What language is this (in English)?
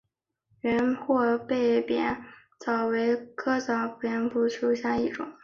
Chinese